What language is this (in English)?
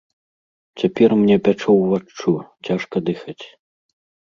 Belarusian